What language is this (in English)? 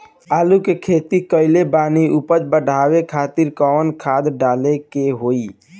Bhojpuri